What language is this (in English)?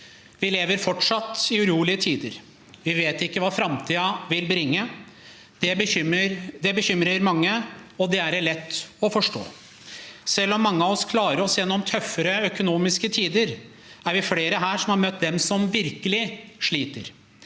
Norwegian